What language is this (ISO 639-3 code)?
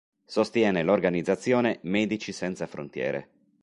ita